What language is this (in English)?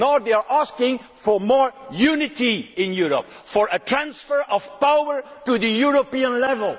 English